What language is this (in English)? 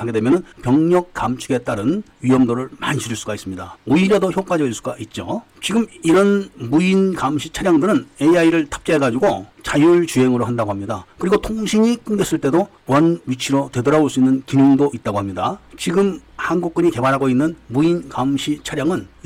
Korean